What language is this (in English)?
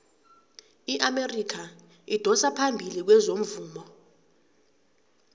South Ndebele